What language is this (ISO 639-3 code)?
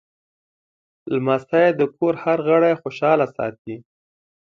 pus